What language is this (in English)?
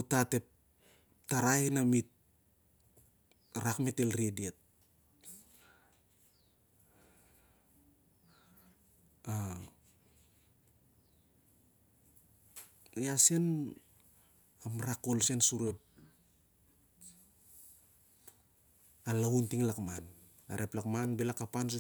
Siar-Lak